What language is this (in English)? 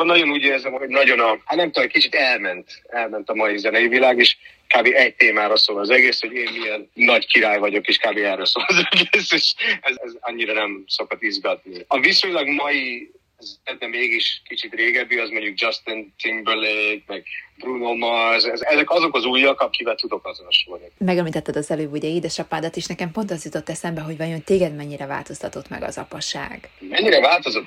Hungarian